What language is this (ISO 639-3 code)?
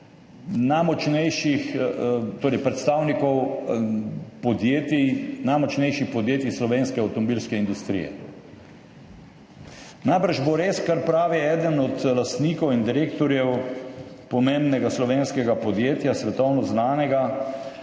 slv